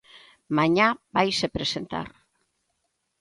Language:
Galician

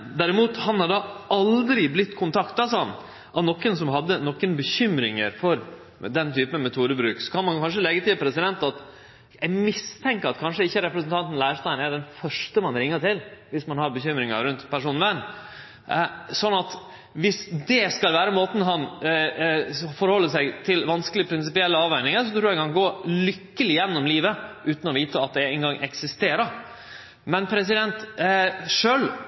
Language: Norwegian Nynorsk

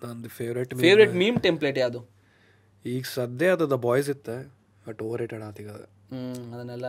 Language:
Kannada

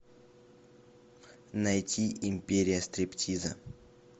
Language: Russian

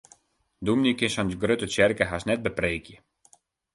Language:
Western Frisian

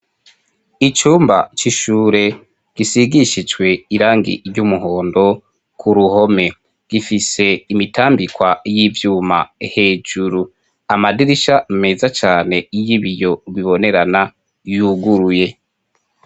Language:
Rundi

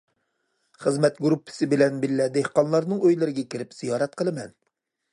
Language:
Uyghur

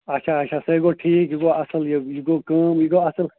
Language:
Kashmiri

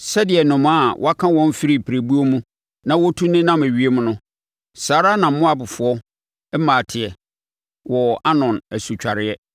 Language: Akan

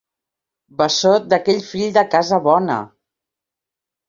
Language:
Catalan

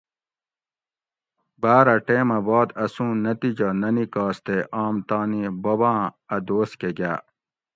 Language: Gawri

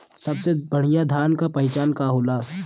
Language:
Bhojpuri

